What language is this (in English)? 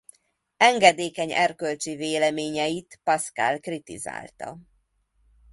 Hungarian